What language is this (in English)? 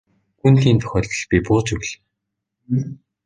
Mongolian